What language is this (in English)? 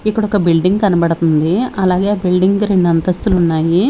Telugu